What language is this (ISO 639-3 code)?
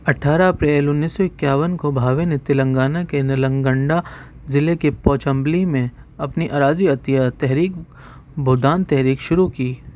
urd